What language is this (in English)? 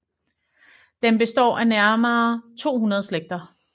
Danish